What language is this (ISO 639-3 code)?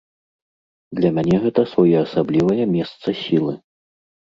bel